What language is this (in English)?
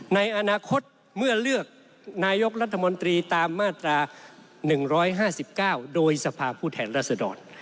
Thai